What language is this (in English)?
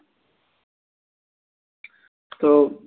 Bangla